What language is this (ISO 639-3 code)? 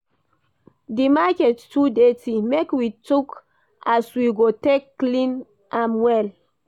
pcm